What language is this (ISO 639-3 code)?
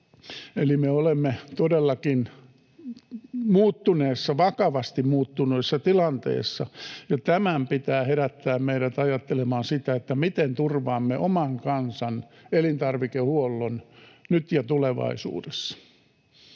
fin